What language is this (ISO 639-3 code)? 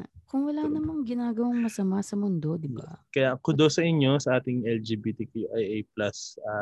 fil